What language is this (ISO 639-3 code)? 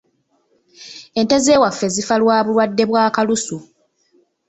lug